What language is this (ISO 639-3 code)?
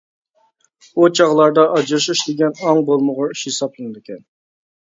uig